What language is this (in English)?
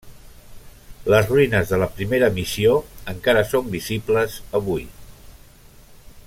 Catalan